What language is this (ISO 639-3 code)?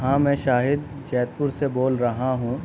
urd